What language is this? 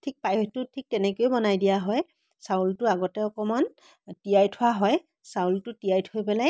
Assamese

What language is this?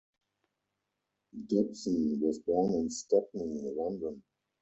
English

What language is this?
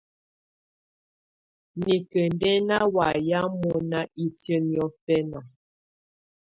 Tunen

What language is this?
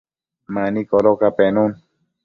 Matsés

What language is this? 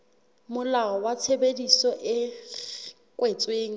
Southern Sotho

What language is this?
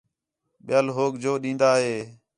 Khetrani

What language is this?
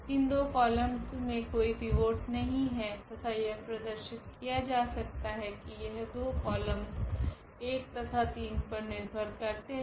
Hindi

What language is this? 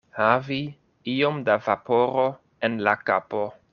Esperanto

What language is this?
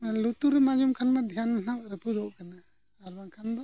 Santali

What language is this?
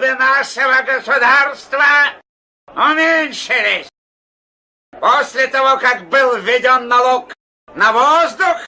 Russian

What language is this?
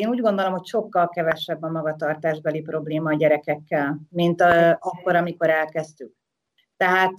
Hungarian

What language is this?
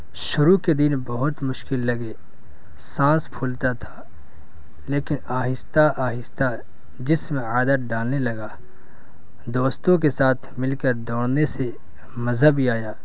Urdu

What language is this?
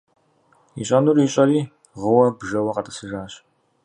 Kabardian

